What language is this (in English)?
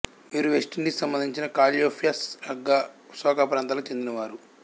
Telugu